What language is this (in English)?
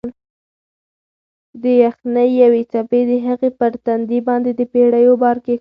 Pashto